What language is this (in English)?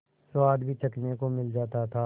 Hindi